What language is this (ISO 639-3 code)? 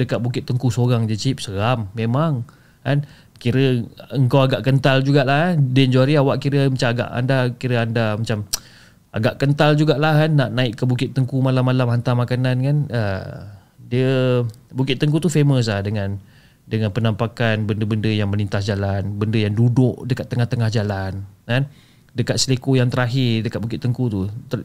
msa